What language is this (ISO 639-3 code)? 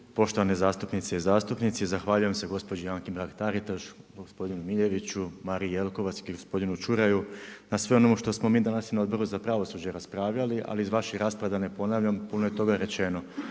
hrv